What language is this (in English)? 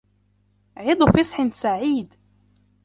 Arabic